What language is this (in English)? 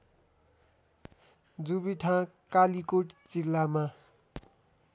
Nepali